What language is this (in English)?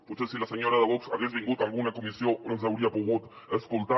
Catalan